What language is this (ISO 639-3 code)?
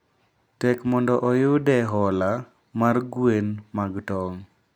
luo